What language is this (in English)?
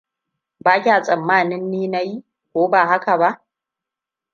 Hausa